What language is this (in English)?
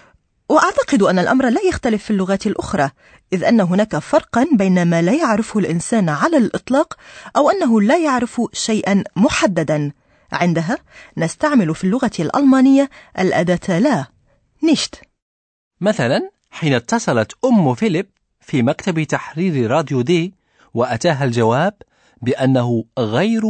Arabic